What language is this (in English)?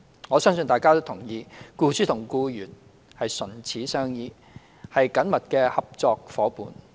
Cantonese